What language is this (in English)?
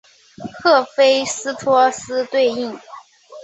Chinese